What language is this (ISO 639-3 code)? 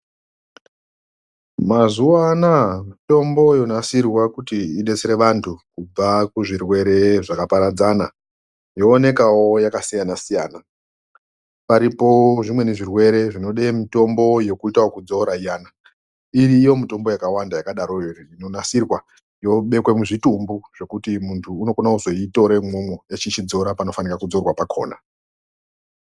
ndc